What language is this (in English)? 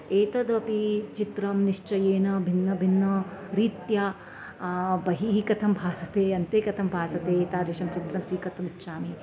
Sanskrit